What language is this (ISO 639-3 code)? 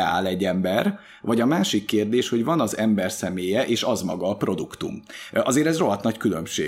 hun